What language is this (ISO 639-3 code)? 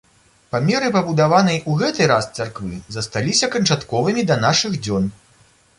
bel